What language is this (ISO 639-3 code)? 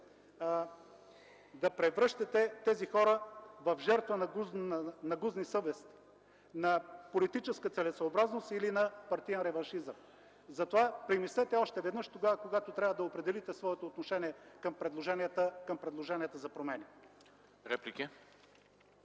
bul